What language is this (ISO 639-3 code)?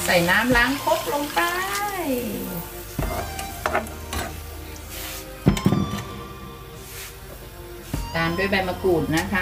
tha